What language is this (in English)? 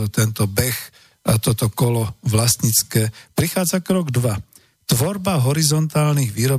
Slovak